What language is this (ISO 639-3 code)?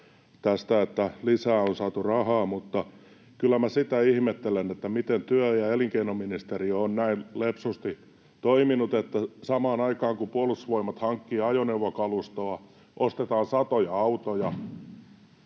fin